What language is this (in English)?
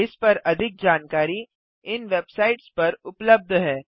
Hindi